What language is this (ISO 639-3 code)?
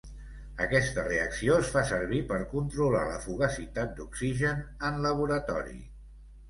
cat